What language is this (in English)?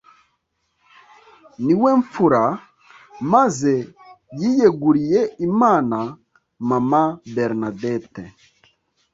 Kinyarwanda